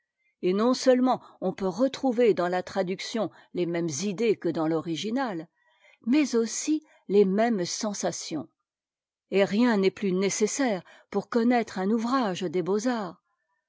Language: French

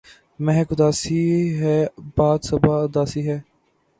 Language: Urdu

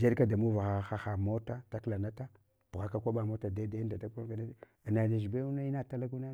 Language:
Hwana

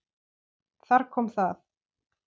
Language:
Icelandic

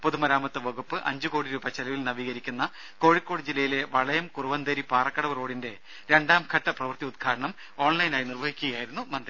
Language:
Malayalam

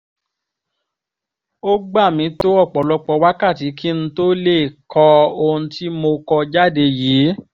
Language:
Yoruba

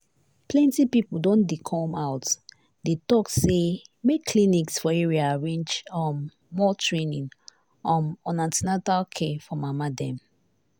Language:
Nigerian Pidgin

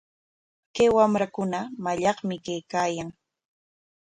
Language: Corongo Ancash Quechua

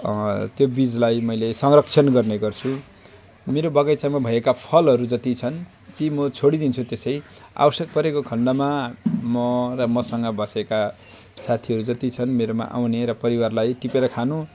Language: Nepali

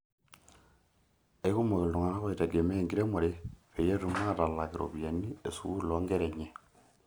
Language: Masai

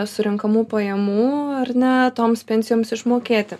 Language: Lithuanian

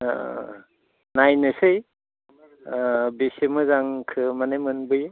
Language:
Bodo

